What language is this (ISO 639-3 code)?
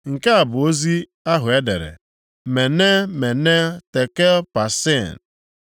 ibo